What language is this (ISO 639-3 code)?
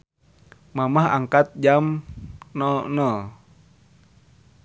sun